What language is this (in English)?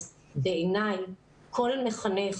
Hebrew